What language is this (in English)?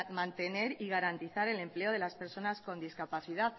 Spanish